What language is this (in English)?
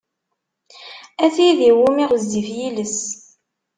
Kabyle